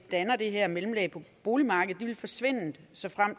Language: Danish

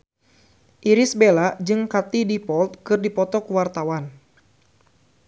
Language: Sundanese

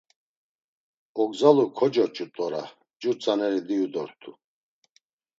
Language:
Laz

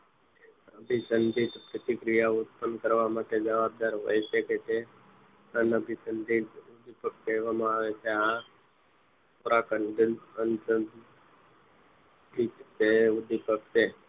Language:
Gujarati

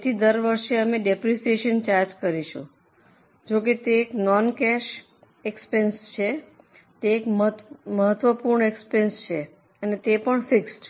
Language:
Gujarati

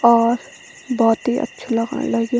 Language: Garhwali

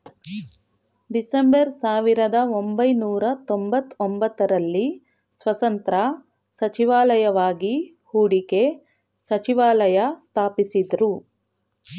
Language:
Kannada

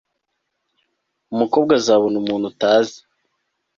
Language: Kinyarwanda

